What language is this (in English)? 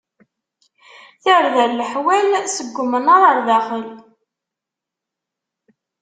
Kabyle